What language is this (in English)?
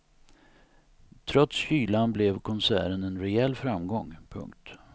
Swedish